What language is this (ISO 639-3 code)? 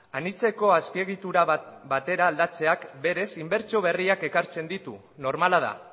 eus